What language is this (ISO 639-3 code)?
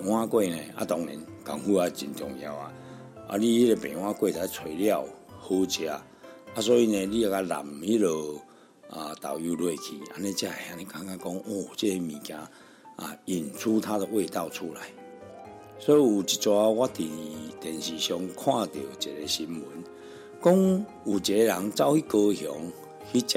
zho